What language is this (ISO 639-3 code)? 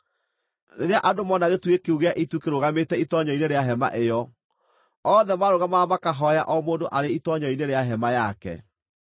kik